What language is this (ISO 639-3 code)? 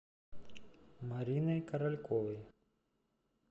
rus